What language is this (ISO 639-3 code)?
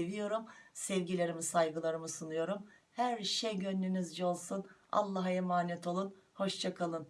tur